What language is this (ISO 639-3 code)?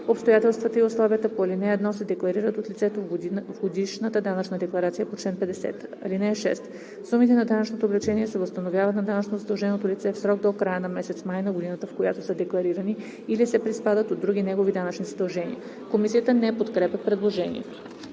bul